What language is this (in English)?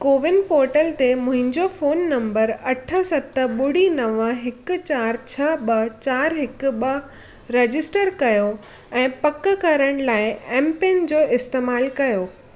Sindhi